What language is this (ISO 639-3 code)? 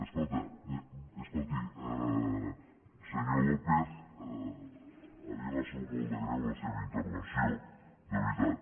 cat